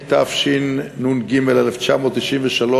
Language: Hebrew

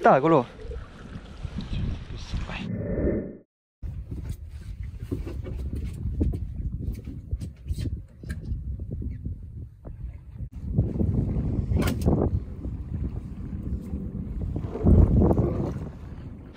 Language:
Italian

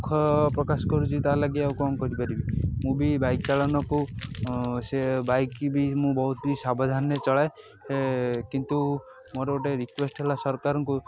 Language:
Odia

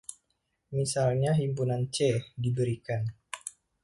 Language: Indonesian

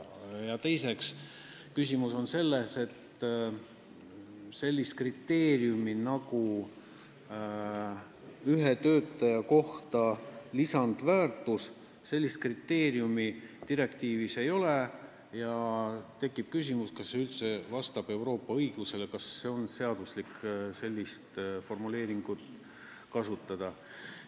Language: Estonian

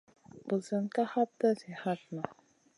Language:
Masana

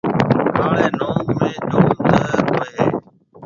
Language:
Marwari (Pakistan)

